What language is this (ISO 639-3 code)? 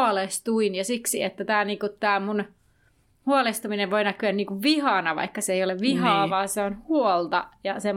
fin